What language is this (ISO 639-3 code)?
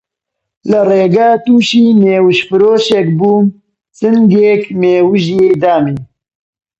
ckb